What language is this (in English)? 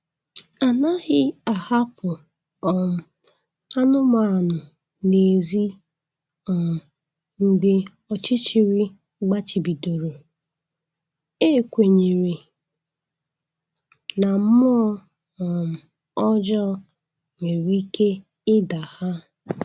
Igbo